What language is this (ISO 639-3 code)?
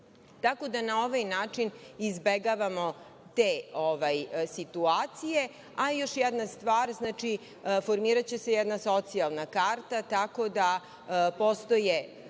srp